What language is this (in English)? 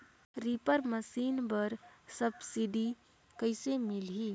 Chhattisgarhi